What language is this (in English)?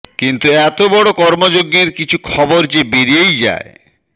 Bangla